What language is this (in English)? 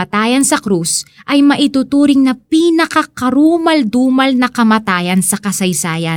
Filipino